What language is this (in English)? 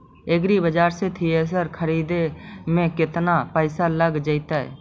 Magahi